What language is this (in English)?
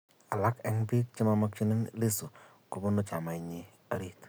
Kalenjin